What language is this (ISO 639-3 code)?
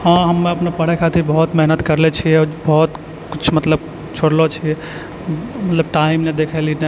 mai